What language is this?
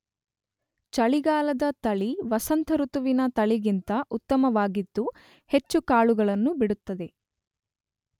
Kannada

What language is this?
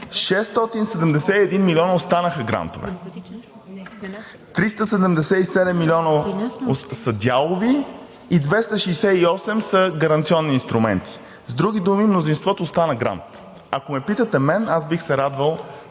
Bulgarian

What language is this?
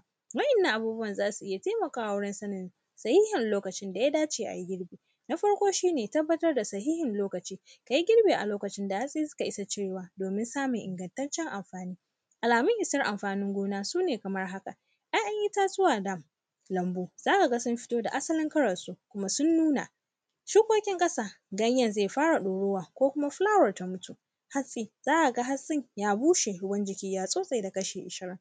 Hausa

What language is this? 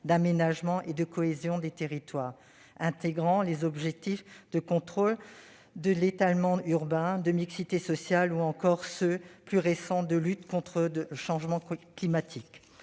French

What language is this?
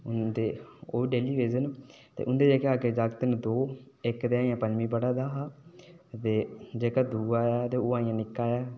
Dogri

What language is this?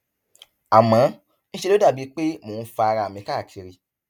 Yoruba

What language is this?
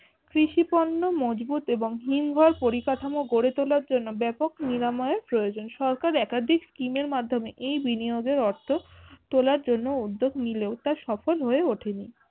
Bangla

